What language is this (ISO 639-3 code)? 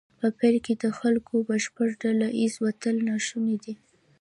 pus